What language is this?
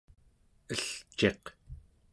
Central Yupik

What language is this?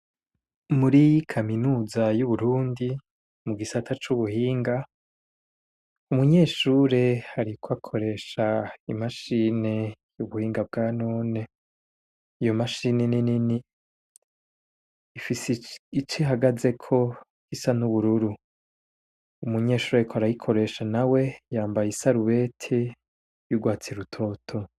Rundi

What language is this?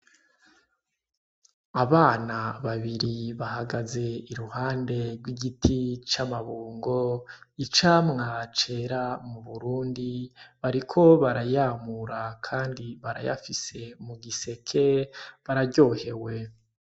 Rundi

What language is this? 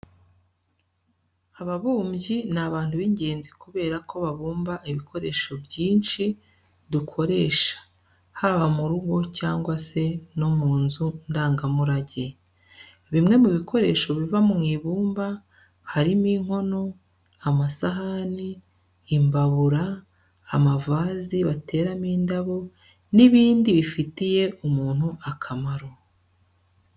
Kinyarwanda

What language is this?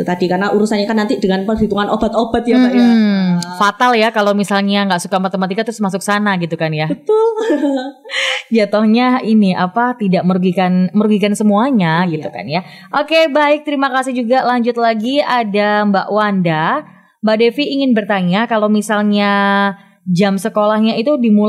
Indonesian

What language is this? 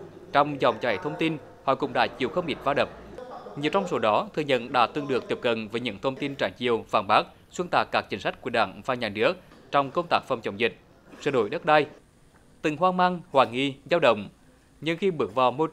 Vietnamese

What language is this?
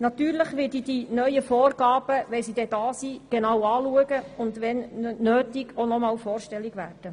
Swiss German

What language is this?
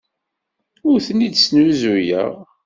Kabyle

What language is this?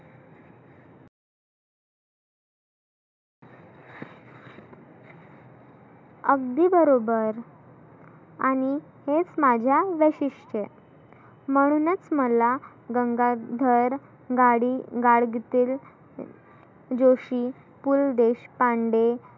Marathi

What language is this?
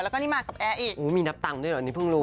Thai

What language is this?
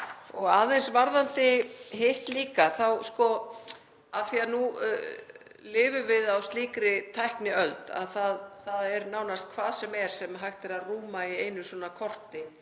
Icelandic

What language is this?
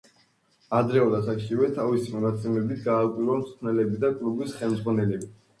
Georgian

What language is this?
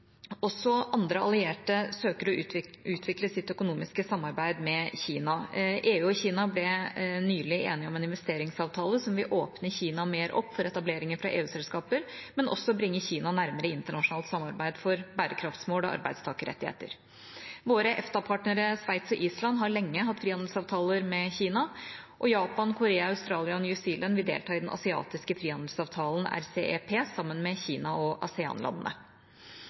Norwegian Bokmål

